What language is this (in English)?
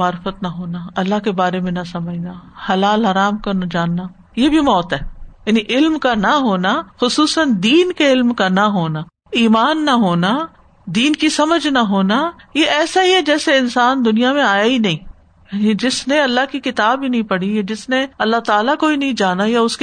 Urdu